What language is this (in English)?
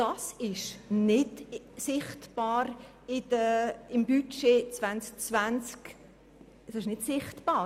Swiss German